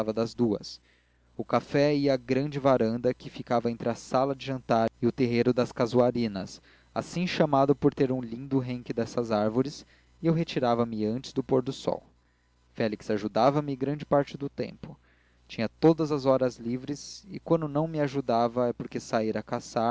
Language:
Portuguese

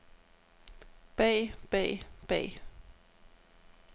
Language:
Danish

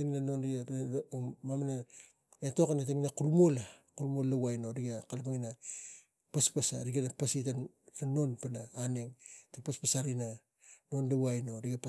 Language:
Tigak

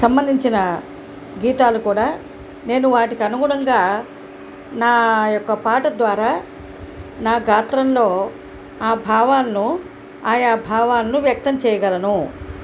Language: Telugu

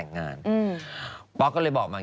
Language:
Thai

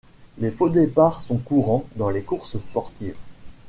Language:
French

